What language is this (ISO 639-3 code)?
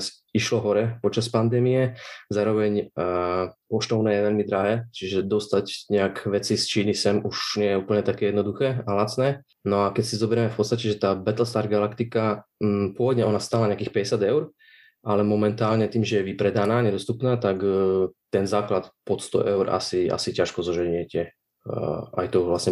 slk